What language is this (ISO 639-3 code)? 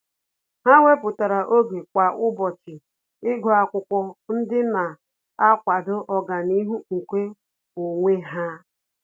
ibo